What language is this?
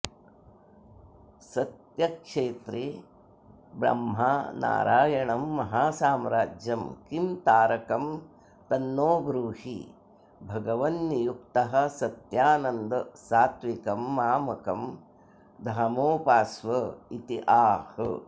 Sanskrit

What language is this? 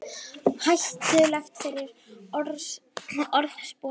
Icelandic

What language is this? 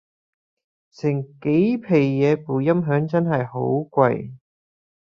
Cantonese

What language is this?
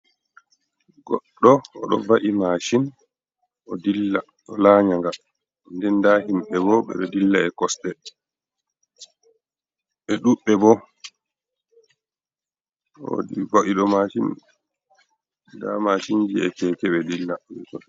Fula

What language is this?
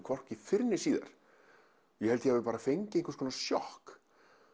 Icelandic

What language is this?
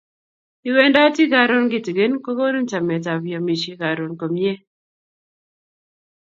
Kalenjin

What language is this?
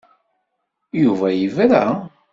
Kabyle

